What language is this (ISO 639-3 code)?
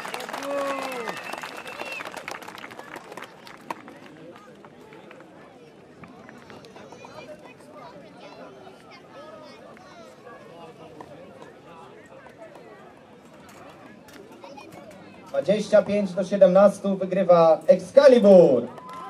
pol